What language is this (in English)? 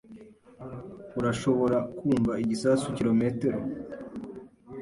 Kinyarwanda